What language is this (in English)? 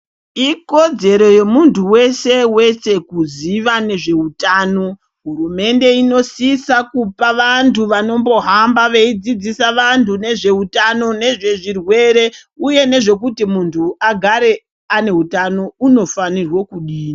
Ndau